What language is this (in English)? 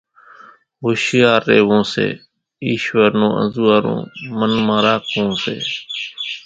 Kachi Koli